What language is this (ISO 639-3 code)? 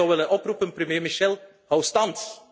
nld